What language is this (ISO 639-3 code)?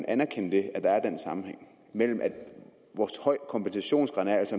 dan